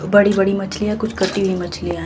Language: Hindi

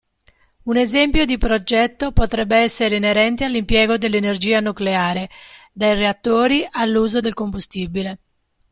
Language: Italian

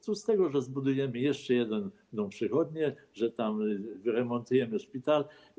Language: Polish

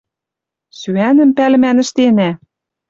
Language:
Western Mari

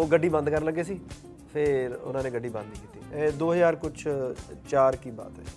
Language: Punjabi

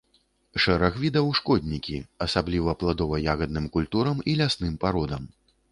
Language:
Belarusian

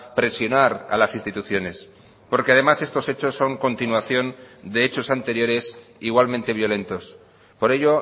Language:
Spanish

